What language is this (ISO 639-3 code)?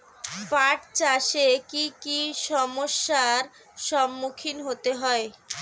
ben